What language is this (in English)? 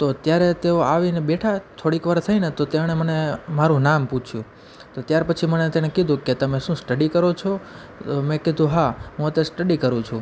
Gujarati